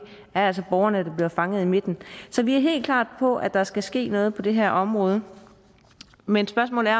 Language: Danish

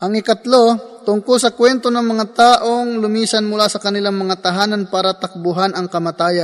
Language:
Filipino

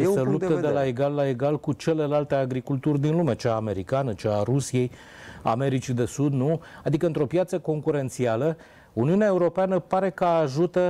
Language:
Romanian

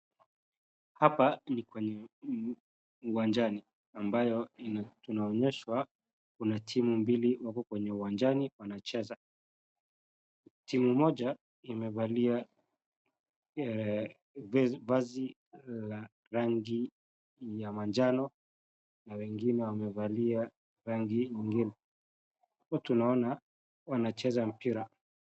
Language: Swahili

